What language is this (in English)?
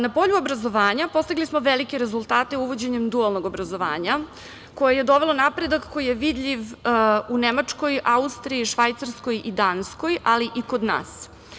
Serbian